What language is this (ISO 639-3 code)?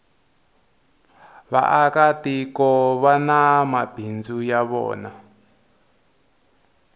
tso